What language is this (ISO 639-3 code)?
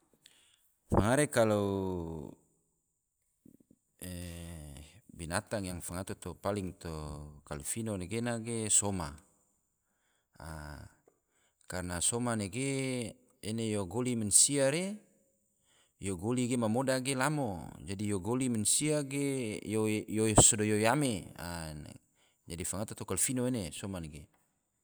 tvo